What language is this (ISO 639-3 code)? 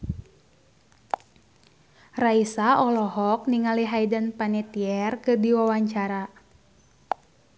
sun